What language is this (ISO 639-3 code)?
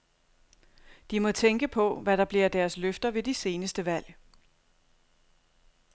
dan